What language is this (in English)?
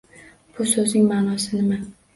Uzbek